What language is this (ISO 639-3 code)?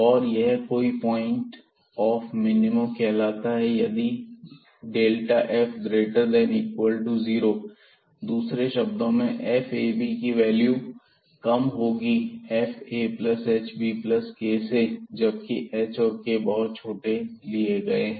hin